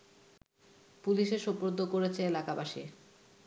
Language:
Bangla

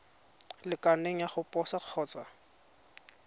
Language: Tswana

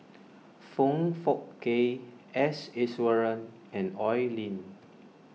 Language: English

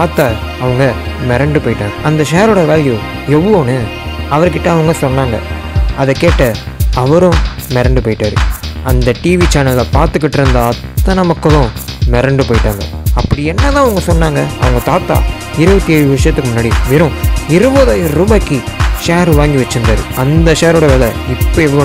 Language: Romanian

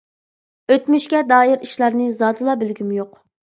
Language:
Uyghur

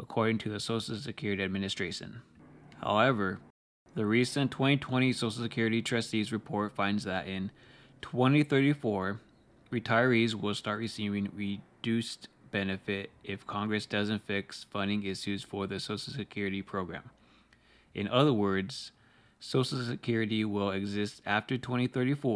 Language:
English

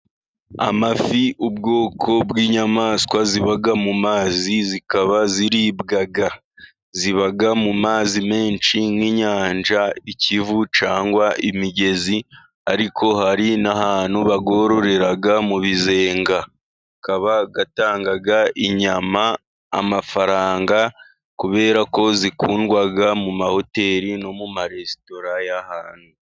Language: Kinyarwanda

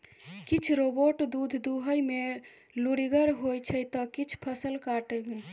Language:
Maithili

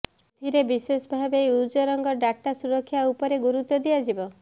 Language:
Odia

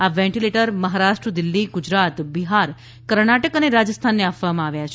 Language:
Gujarati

